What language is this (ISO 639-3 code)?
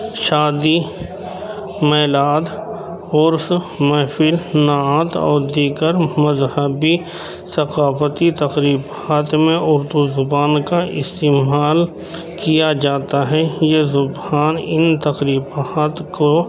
urd